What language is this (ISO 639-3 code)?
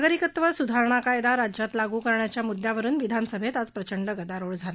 mar